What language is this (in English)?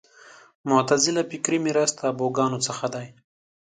Pashto